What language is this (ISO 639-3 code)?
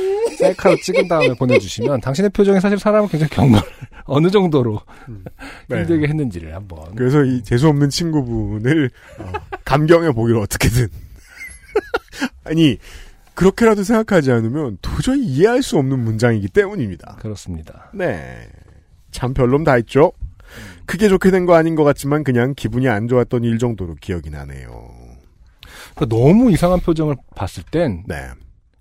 kor